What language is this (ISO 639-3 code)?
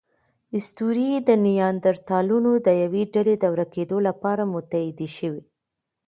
pus